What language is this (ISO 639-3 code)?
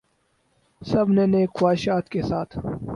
urd